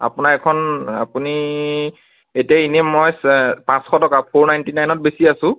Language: Assamese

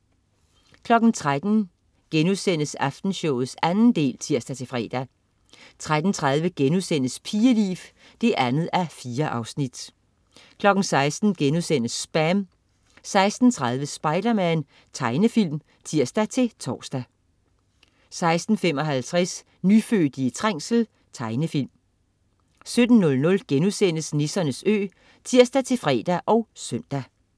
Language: Danish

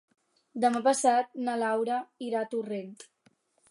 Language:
Catalan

